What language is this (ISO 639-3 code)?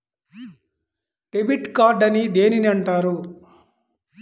tel